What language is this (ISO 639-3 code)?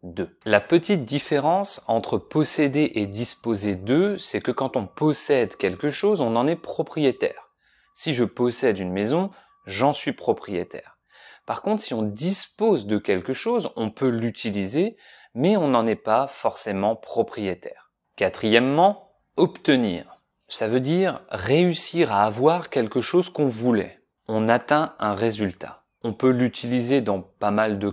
fra